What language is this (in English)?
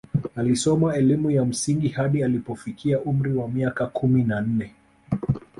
Swahili